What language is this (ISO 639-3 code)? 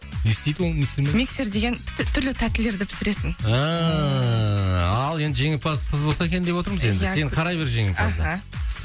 kaz